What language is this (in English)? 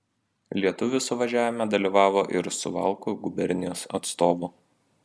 Lithuanian